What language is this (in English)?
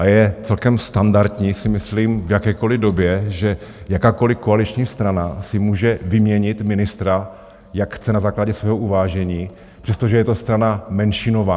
Czech